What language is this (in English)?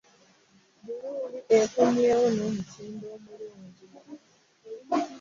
Ganda